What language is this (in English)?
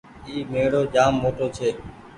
Goaria